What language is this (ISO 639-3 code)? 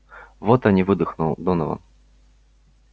rus